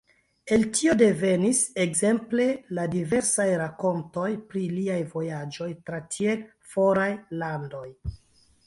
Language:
Esperanto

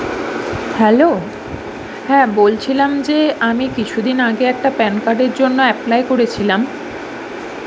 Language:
Bangla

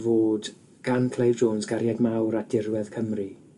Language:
Welsh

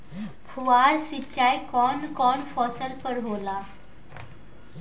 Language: Bhojpuri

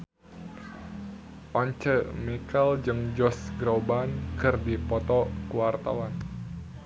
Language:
Sundanese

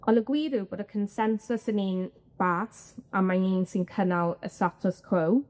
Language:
Welsh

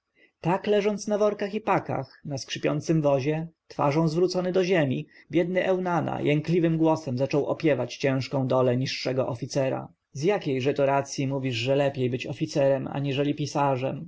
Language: Polish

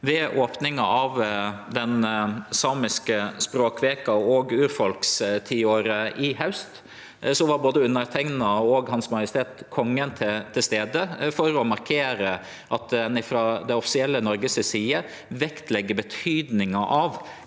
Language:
Norwegian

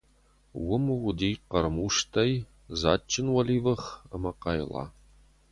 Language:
Ossetic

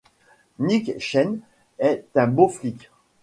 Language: French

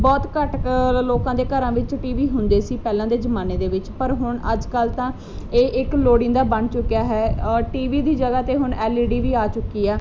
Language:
Punjabi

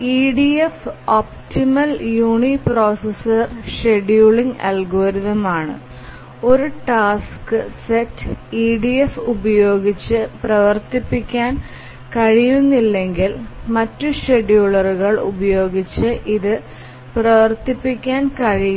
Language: Malayalam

